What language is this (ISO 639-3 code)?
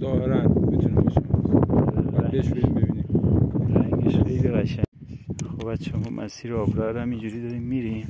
fas